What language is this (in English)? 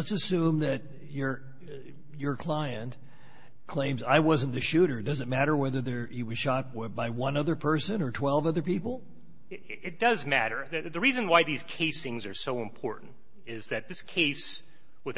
English